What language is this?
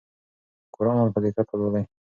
Pashto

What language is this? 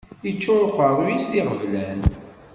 Kabyle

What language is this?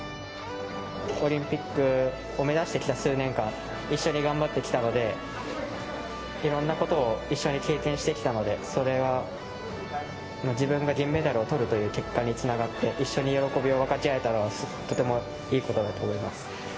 Japanese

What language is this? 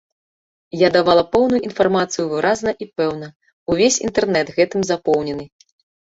Belarusian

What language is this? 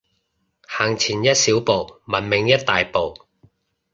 Cantonese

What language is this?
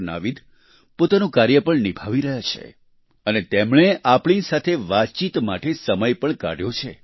Gujarati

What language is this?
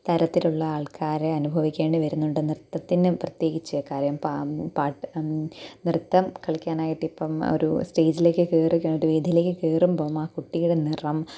Malayalam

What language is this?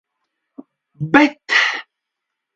Latvian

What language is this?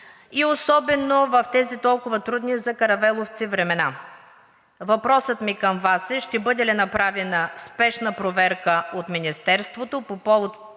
Bulgarian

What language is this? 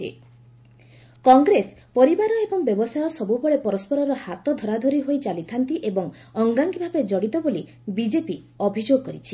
Odia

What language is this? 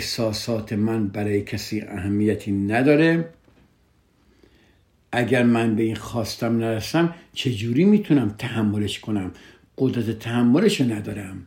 Persian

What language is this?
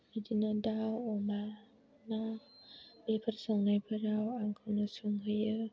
Bodo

